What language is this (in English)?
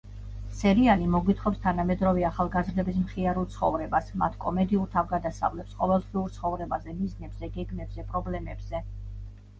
Georgian